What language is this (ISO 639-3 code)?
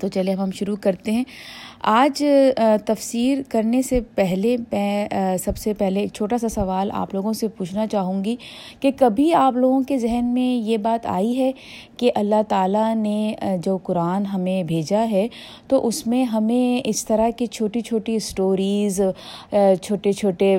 urd